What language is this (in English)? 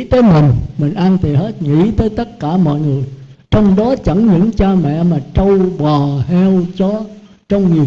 Vietnamese